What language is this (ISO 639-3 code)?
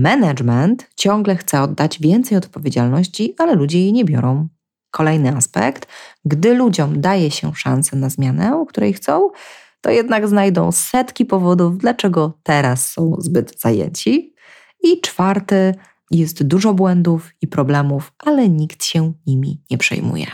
pol